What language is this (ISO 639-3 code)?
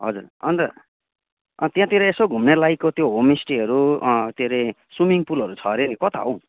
nep